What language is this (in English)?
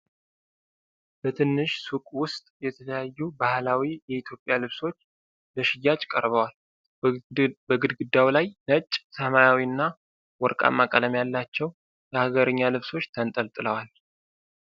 Amharic